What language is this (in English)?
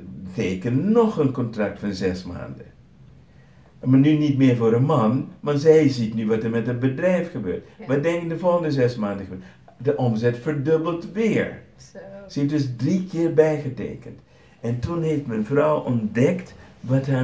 Dutch